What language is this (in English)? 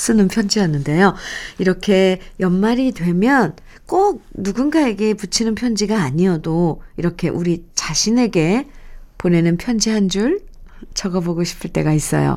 Korean